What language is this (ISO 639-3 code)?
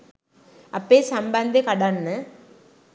sin